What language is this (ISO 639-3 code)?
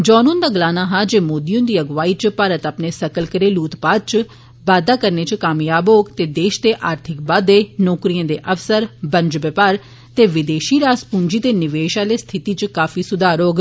doi